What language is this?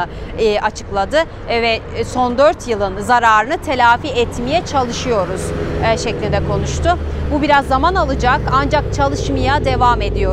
Turkish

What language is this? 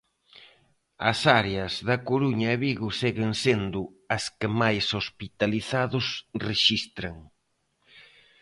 Galician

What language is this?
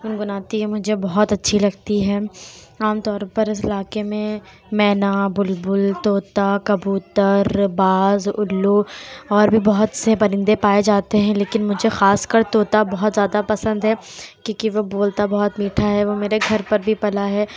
Urdu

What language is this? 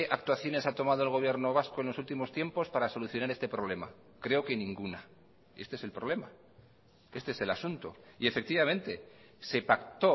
Spanish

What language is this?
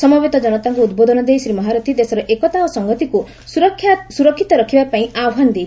Odia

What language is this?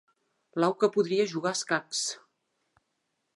Catalan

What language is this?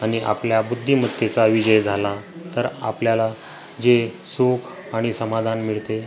Marathi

